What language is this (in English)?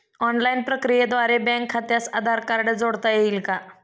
Marathi